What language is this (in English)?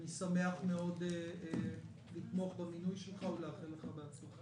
Hebrew